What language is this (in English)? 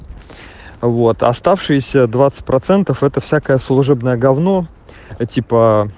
Russian